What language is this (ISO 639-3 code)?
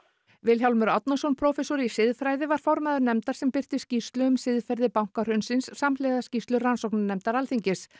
isl